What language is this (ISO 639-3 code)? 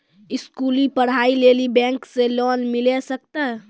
mai